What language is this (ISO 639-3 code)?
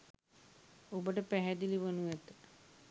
sin